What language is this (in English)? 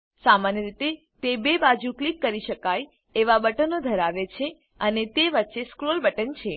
Gujarati